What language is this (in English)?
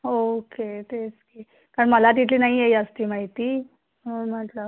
Marathi